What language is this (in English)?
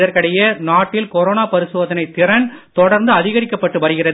Tamil